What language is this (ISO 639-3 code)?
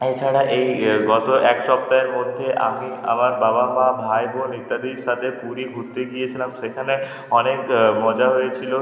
ben